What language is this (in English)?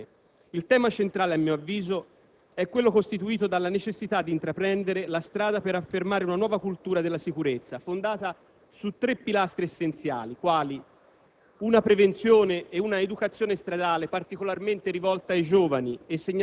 Italian